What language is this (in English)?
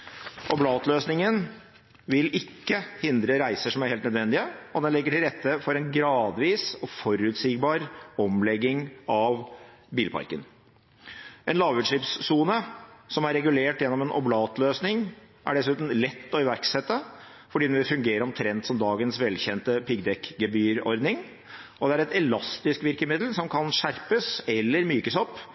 Norwegian Bokmål